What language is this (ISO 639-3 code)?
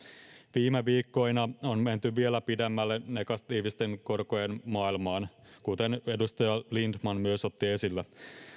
fin